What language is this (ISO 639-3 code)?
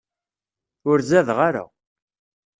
kab